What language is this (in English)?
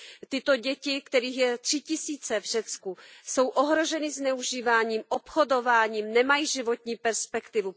Czech